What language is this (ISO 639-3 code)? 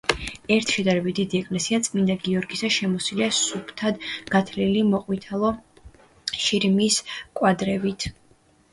kat